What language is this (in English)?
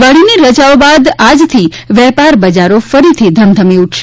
Gujarati